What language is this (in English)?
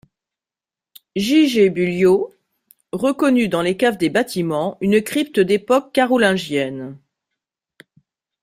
French